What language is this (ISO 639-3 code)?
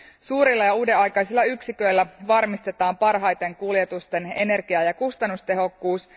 fin